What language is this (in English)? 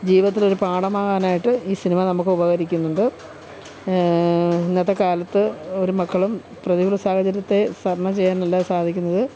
Malayalam